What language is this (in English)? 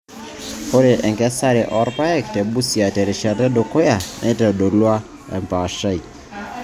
Masai